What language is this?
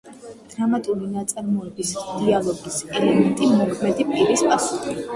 Georgian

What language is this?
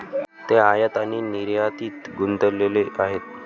Marathi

